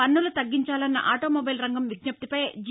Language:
Telugu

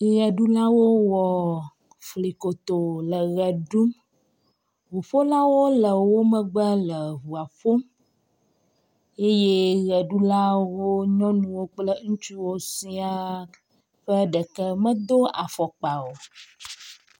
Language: Ewe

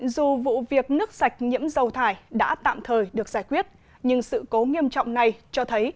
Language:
Vietnamese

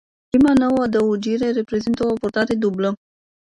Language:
Romanian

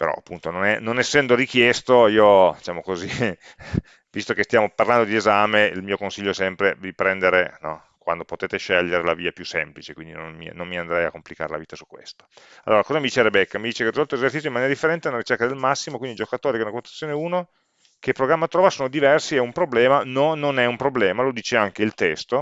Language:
Italian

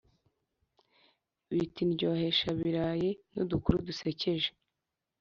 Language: Kinyarwanda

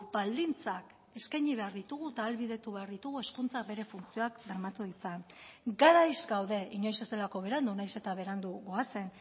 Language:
Basque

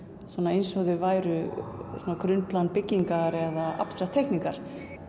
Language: Icelandic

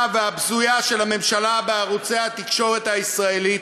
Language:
Hebrew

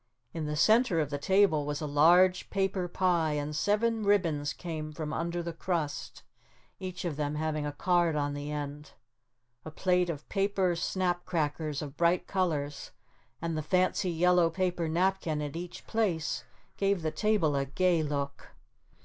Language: English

